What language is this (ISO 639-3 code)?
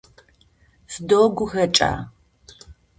ady